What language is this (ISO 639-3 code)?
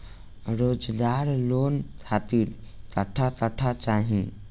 bho